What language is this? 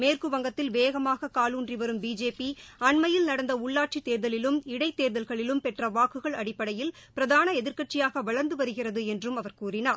Tamil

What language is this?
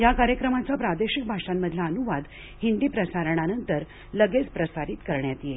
Marathi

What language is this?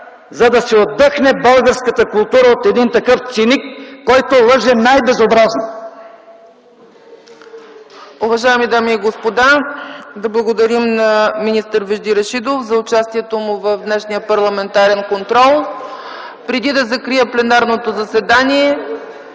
Bulgarian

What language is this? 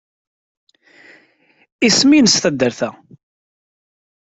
Kabyle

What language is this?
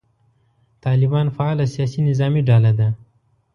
Pashto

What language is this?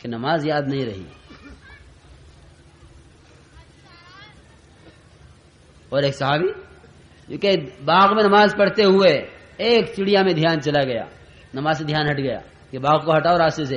Arabic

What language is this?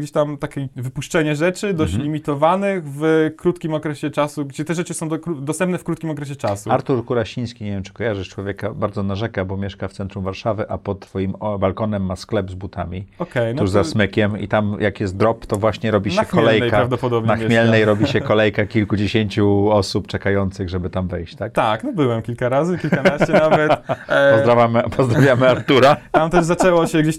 Polish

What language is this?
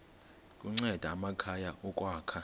Xhosa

